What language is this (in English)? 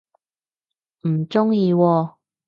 Cantonese